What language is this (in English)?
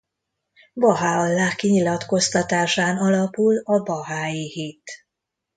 Hungarian